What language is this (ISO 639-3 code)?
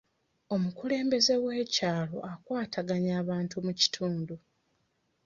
lug